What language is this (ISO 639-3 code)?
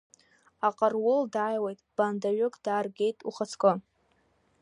abk